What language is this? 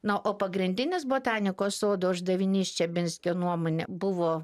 Lithuanian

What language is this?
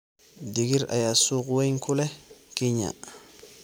Somali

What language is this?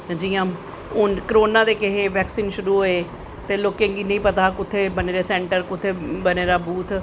Dogri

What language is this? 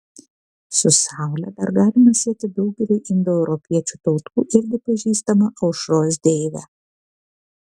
Lithuanian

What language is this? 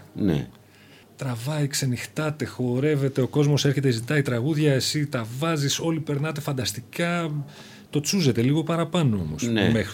Greek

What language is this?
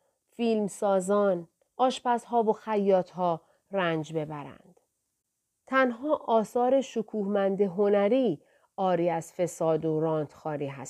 Persian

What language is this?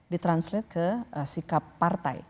Indonesian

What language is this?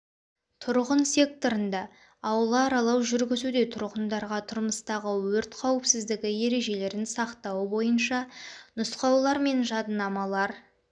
Kazakh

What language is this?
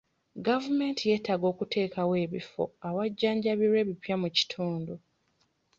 Ganda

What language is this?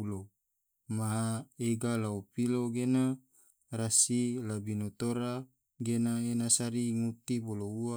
Tidore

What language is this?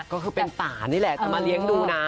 Thai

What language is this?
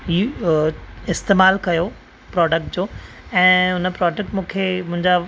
Sindhi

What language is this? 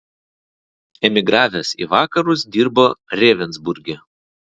Lithuanian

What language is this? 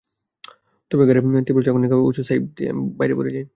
Bangla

